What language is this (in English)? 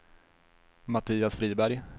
Swedish